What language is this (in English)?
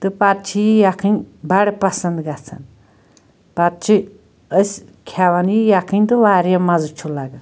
Kashmiri